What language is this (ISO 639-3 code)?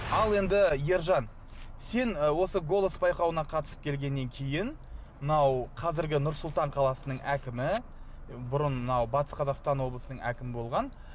kaz